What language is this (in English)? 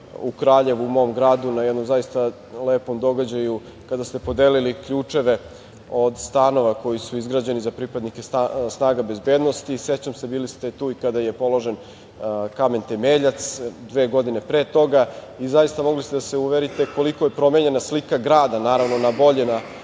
Serbian